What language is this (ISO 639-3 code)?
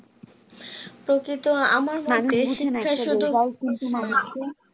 ben